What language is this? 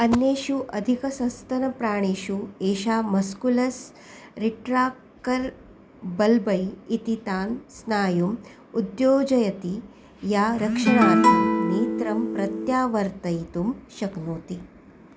Sanskrit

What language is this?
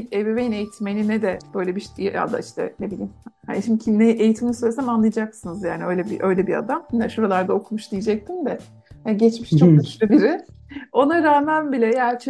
Turkish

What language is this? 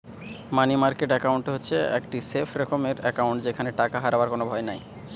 Bangla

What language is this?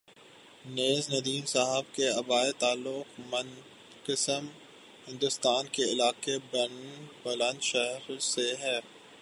Urdu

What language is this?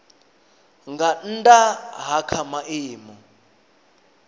Venda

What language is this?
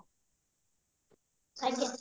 Odia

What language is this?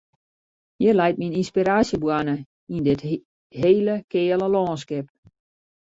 Western Frisian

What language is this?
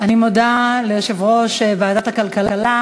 Hebrew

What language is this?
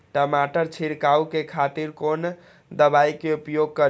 Maithili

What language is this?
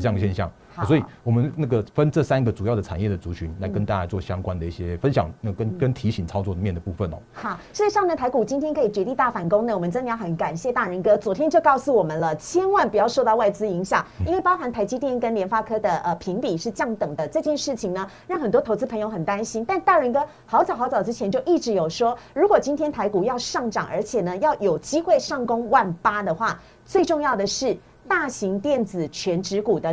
Chinese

